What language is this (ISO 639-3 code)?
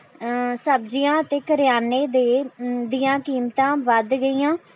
pan